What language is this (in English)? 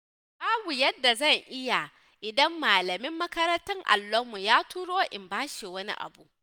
Hausa